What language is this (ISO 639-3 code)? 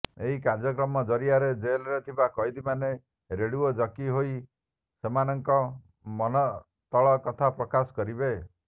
ori